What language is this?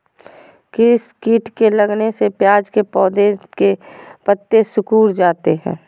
Magahi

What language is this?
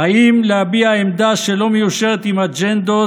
Hebrew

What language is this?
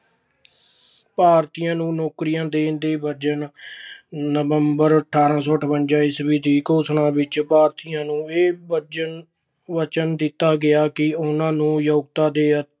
Punjabi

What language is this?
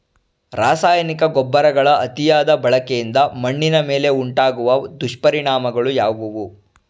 Kannada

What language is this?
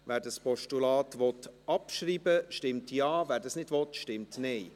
Swiss German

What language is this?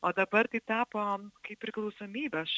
Lithuanian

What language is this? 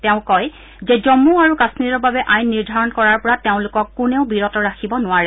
Assamese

